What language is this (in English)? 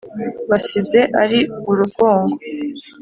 Kinyarwanda